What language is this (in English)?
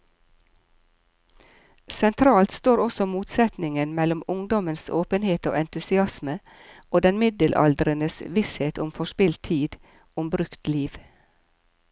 Norwegian